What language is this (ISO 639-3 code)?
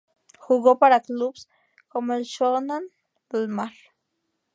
spa